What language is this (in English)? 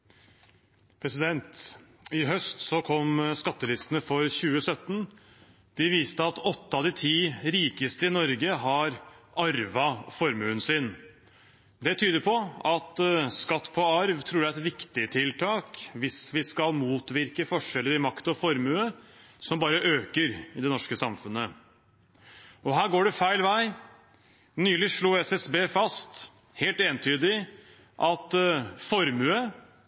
Norwegian